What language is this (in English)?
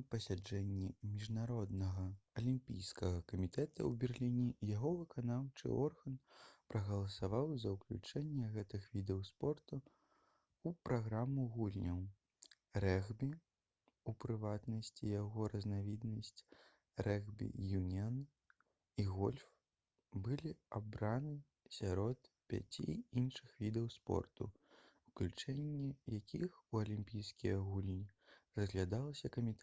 Belarusian